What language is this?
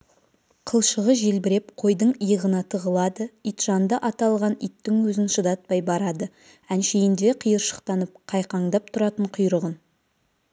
Kazakh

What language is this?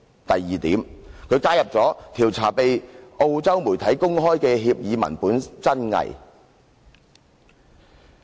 Cantonese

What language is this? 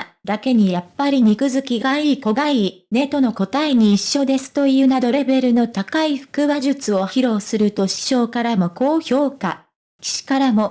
Japanese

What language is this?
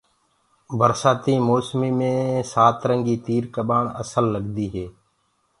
Gurgula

